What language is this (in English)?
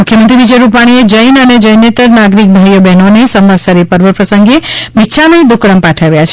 Gujarati